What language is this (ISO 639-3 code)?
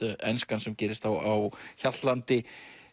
isl